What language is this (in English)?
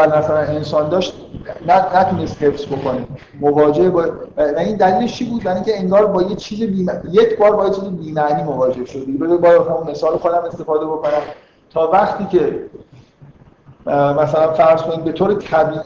Persian